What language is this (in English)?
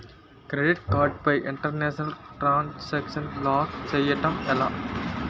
Telugu